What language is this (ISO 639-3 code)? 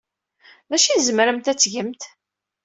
kab